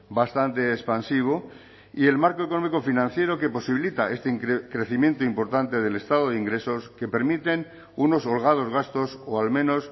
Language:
Spanish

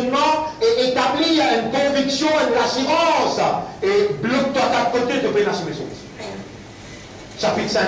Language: French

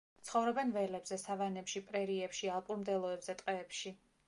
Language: Georgian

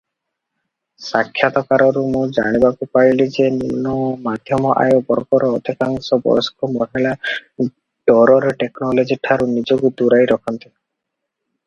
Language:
Odia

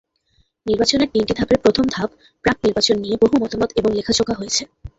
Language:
Bangla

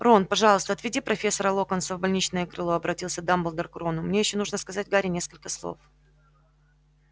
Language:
Russian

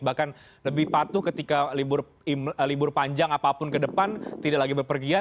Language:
Indonesian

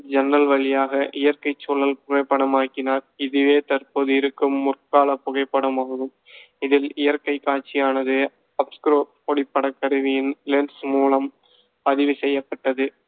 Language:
Tamil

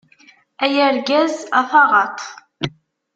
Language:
Kabyle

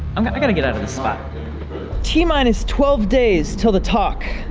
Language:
English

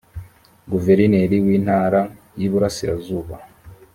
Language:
Kinyarwanda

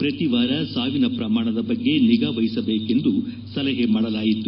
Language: Kannada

